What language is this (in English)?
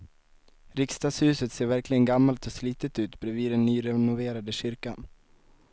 Swedish